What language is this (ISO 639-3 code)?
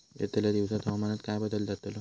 mar